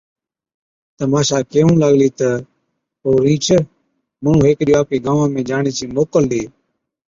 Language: Od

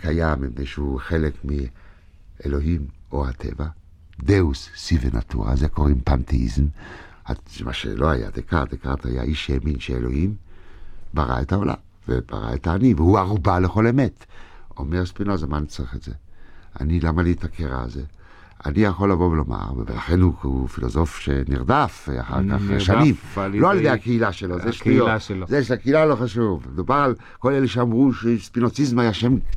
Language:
Hebrew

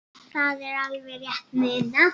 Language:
Icelandic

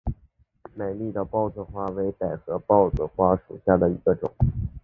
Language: Chinese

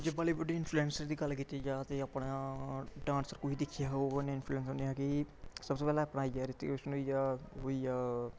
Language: Dogri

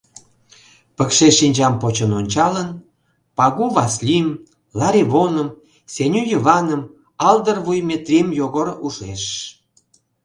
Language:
Mari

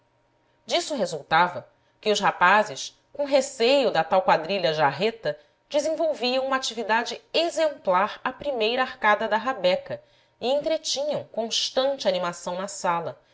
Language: Portuguese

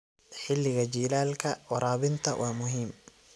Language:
Somali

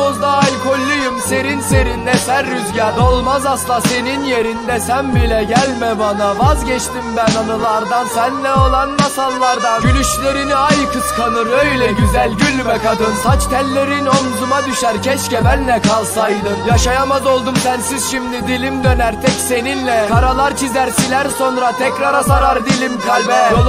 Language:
Turkish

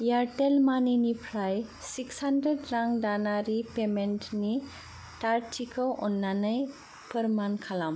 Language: Bodo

